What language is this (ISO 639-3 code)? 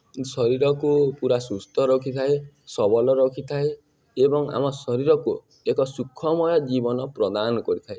ori